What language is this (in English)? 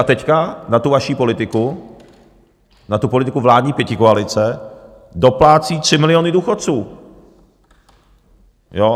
Czech